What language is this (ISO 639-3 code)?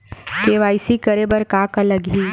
hne